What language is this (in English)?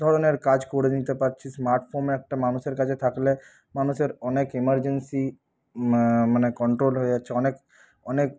Bangla